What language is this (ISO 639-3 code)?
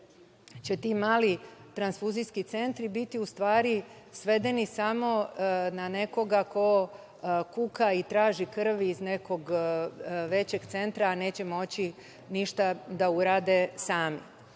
srp